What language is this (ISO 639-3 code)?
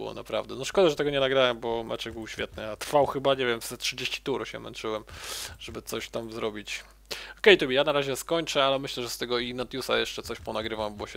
pol